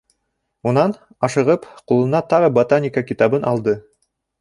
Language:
Bashkir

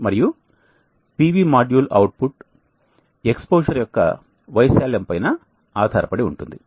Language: Telugu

